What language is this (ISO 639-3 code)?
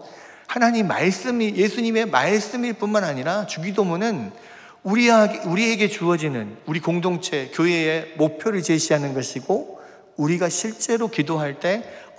kor